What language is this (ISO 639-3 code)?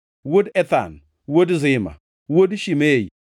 luo